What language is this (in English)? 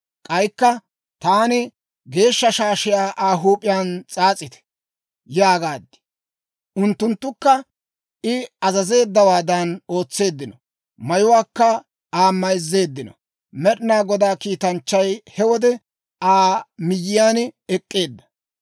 Dawro